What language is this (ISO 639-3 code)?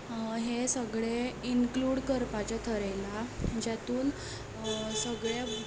kok